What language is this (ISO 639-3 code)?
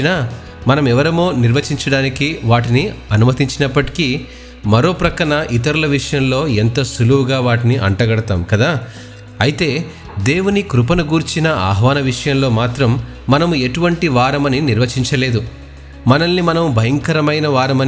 tel